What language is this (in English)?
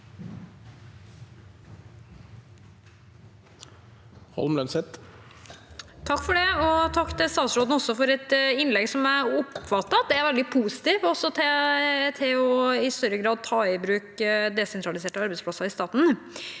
Norwegian